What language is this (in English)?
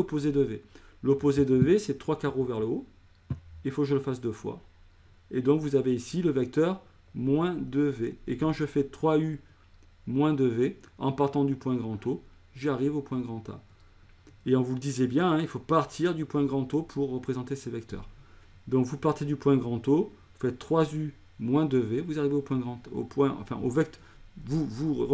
French